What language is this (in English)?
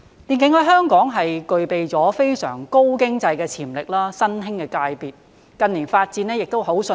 Cantonese